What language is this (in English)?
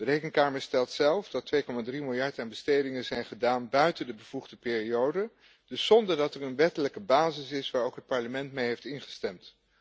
Dutch